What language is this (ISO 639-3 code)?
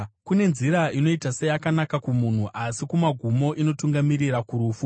sna